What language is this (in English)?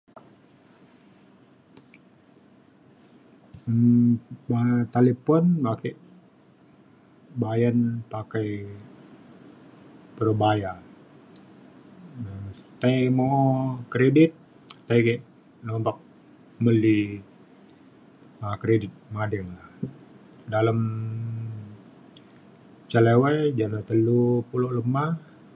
Mainstream Kenyah